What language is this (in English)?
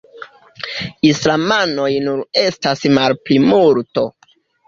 Esperanto